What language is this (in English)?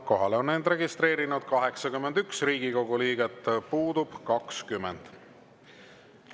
Estonian